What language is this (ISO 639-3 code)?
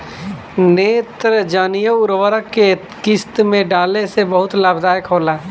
bho